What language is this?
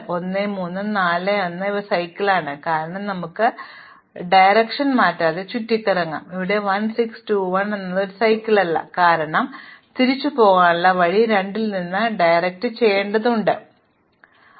Malayalam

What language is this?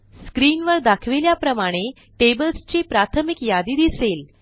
Marathi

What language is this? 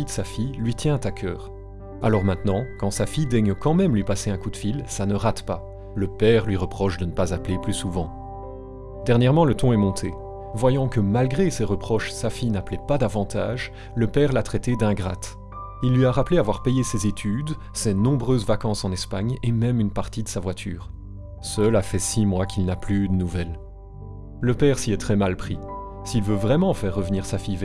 French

